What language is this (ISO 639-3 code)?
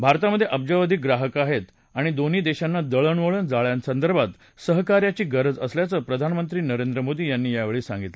mar